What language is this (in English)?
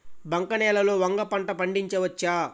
Telugu